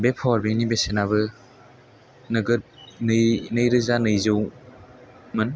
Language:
Bodo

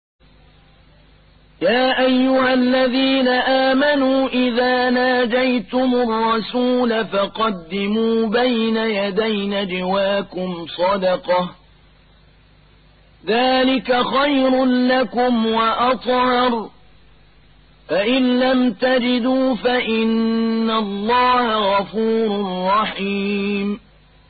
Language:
Arabic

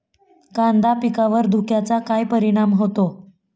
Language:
Marathi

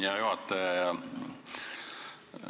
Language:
Estonian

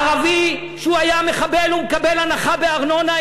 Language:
Hebrew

